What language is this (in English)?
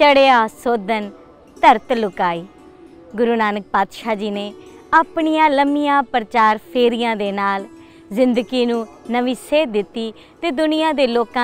Hindi